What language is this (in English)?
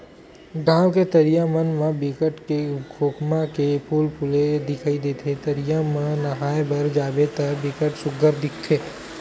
Chhattisgarhi